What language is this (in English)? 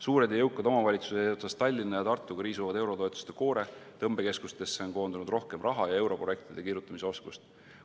Estonian